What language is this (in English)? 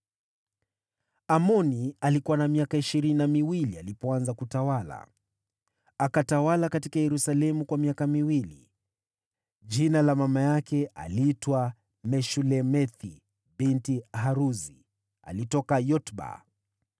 Swahili